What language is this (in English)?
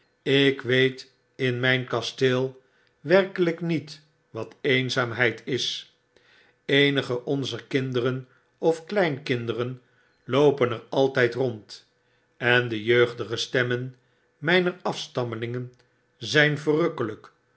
Dutch